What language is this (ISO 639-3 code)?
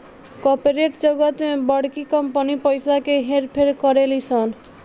bho